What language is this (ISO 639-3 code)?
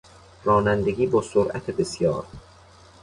fas